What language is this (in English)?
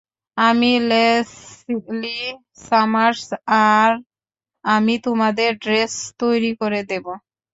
Bangla